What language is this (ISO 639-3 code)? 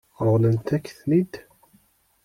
kab